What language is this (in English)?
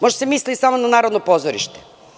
Serbian